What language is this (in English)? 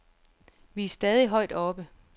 Danish